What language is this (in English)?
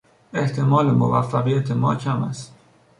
Persian